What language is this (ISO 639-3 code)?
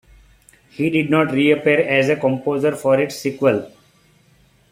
eng